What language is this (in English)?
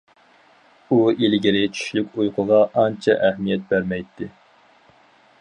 Uyghur